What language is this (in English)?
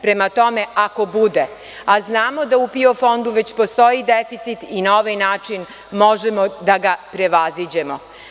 Serbian